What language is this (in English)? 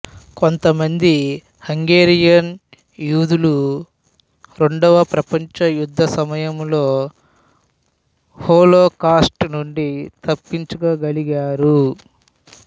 Telugu